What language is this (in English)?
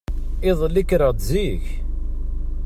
Kabyle